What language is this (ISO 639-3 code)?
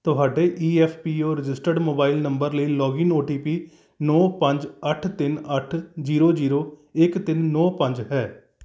pan